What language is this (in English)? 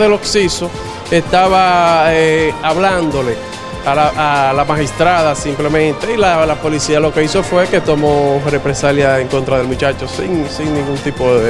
Spanish